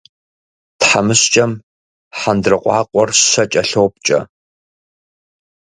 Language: Kabardian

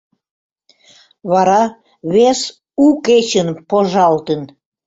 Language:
Mari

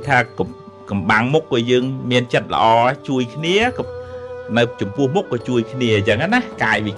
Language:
Vietnamese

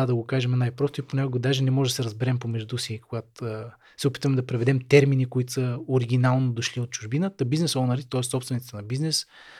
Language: Bulgarian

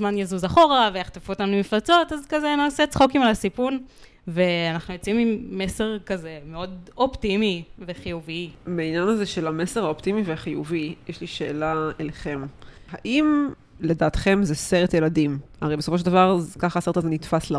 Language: Hebrew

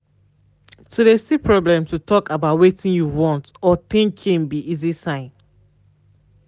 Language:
Nigerian Pidgin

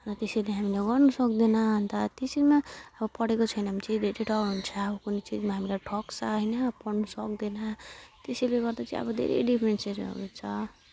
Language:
Nepali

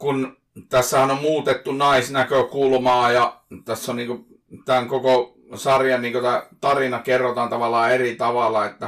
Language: Finnish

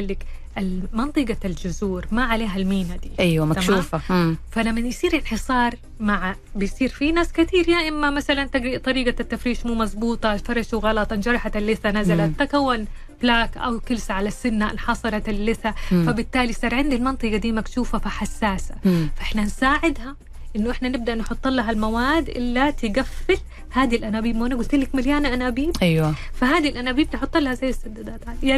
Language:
Arabic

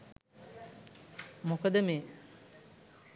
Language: Sinhala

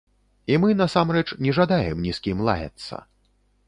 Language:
Belarusian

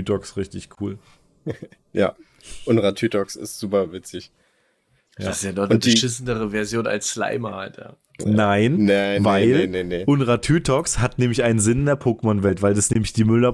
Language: German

